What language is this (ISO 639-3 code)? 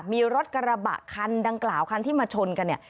tha